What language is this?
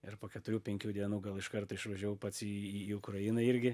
Lithuanian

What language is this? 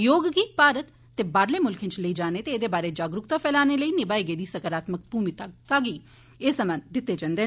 Dogri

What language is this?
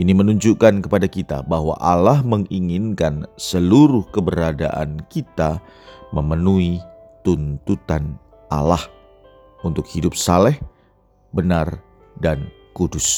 Indonesian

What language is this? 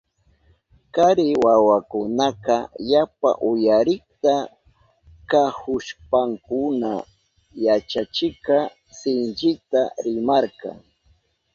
Southern Pastaza Quechua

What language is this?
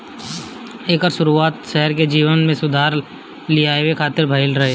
Bhojpuri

